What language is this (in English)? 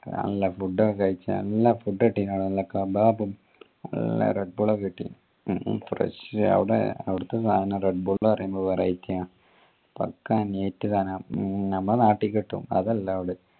Malayalam